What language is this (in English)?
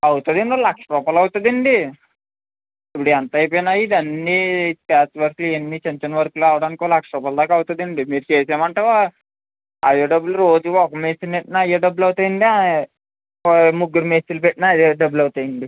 Telugu